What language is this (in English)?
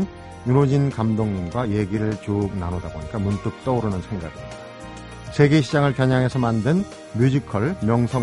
Korean